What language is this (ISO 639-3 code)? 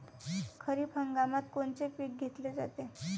mar